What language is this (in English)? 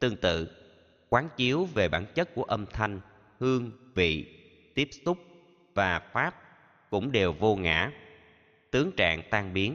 Vietnamese